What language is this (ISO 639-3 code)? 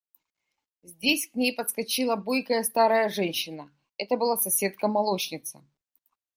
rus